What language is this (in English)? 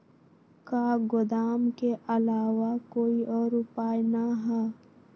Magahi